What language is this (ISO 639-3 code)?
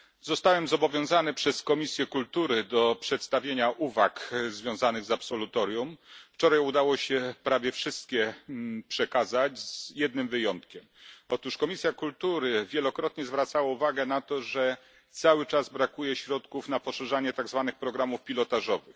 pol